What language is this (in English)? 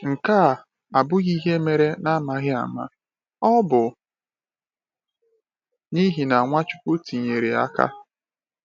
Igbo